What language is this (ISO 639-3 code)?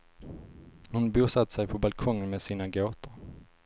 swe